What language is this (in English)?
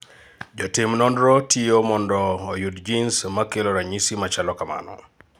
Luo (Kenya and Tanzania)